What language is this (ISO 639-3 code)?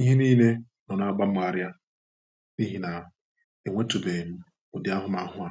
ibo